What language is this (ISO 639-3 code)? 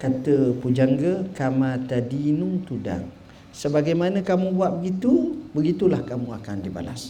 msa